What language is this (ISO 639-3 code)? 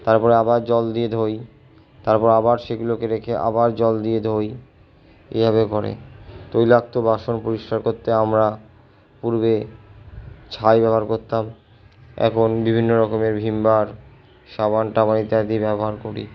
ben